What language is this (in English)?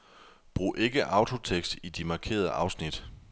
Danish